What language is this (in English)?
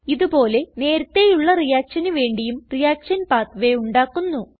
Malayalam